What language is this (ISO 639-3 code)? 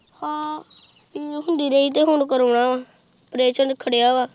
pan